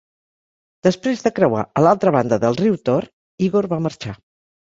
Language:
Catalan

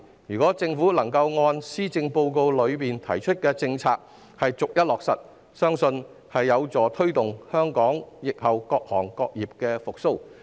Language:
Cantonese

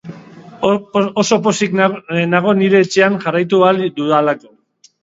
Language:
Basque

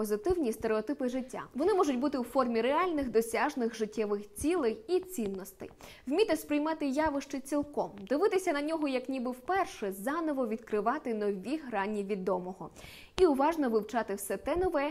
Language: Ukrainian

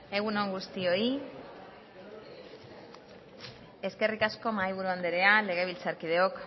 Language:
Basque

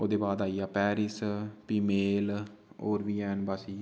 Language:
Dogri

